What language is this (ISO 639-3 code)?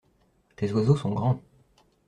fra